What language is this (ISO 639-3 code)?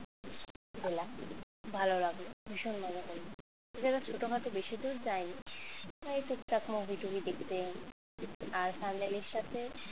ben